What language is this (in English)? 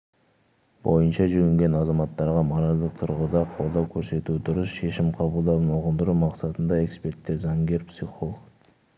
Kazakh